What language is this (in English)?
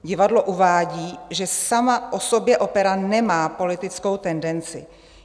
Czech